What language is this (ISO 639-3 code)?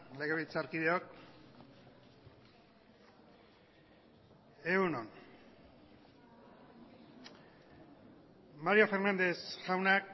eus